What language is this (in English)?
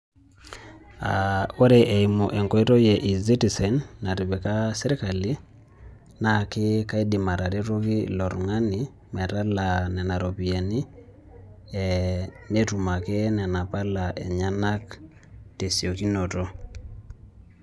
Masai